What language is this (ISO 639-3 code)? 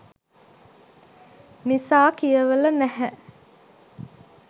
sin